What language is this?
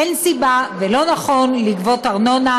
Hebrew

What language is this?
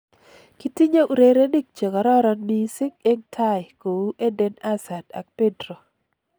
Kalenjin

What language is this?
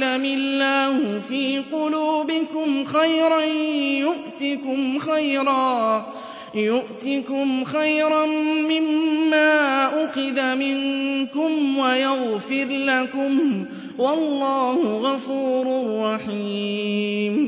Arabic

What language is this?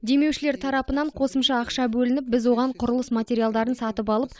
Kazakh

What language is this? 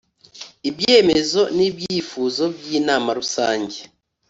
Kinyarwanda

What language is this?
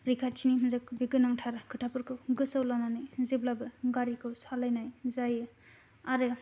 Bodo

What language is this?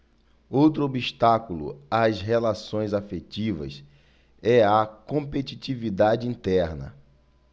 Portuguese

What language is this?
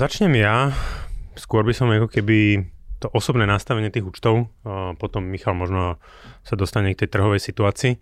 Slovak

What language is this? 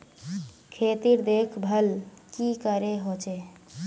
Magahi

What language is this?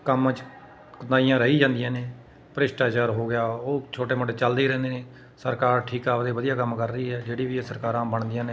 Punjabi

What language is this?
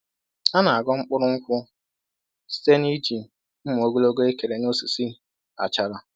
Igbo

